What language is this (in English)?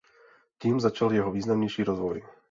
Czech